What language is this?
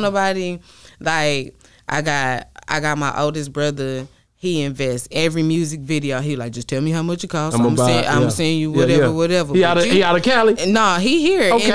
English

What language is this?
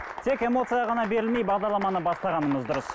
Kazakh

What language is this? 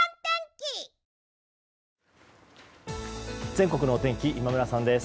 Japanese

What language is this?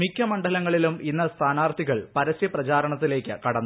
Malayalam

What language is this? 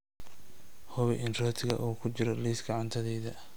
Somali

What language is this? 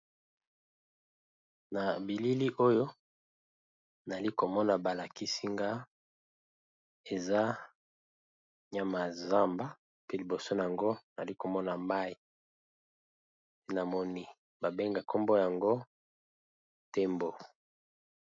Lingala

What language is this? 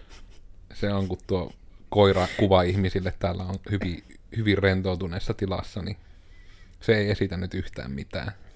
Finnish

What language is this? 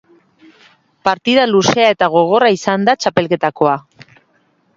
Basque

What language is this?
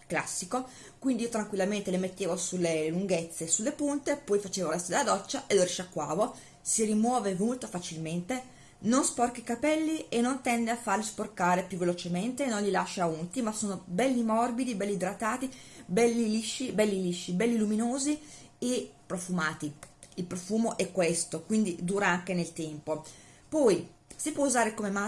Italian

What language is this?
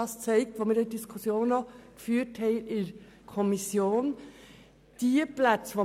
Swiss German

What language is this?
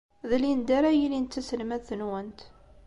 Kabyle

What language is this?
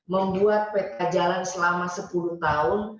Indonesian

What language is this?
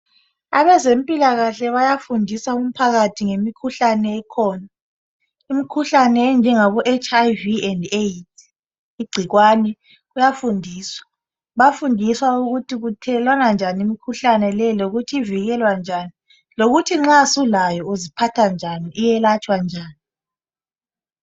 North Ndebele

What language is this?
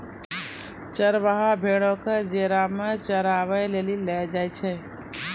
Maithili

